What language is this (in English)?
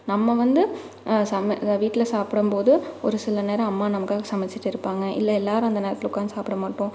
Tamil